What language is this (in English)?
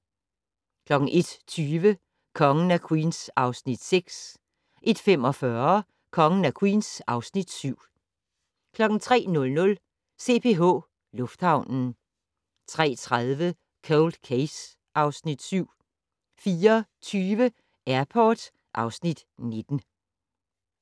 Danish